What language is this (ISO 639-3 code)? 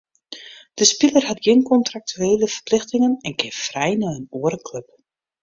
fry